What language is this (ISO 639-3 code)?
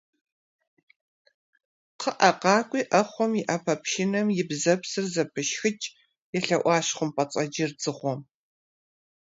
kbd